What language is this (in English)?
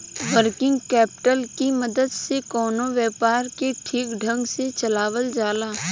Bhojpuri